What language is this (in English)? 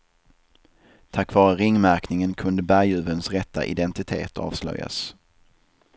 Swedish